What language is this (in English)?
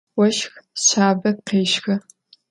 Adyghe